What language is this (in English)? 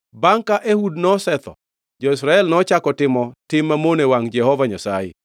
Luo (Kenya and Tanzania)